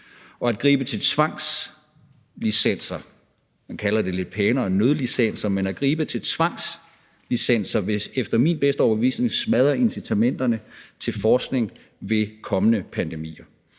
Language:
Danish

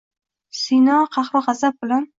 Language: Uzbek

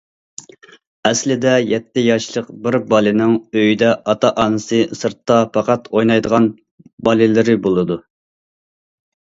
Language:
Uyghur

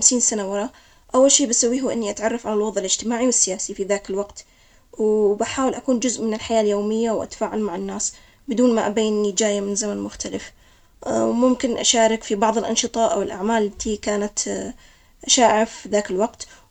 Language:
Omani Arabic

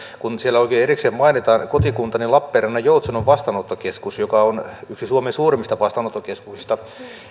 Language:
Finnish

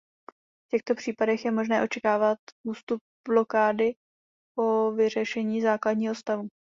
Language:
Czech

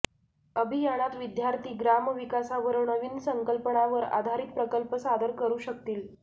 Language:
Marathi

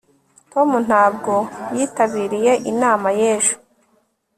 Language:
Kinyarwanda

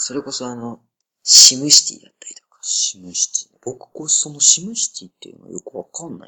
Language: Japanese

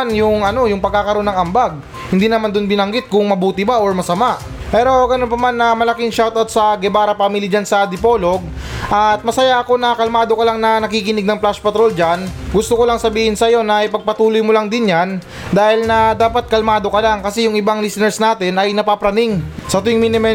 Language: Filipino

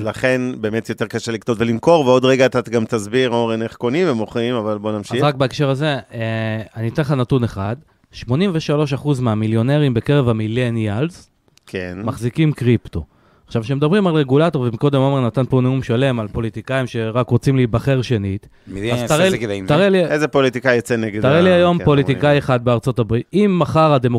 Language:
Hebrew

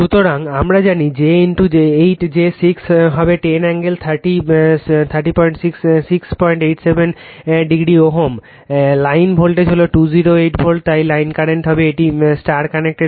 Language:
Bangla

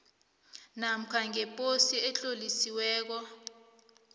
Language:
South Ndebele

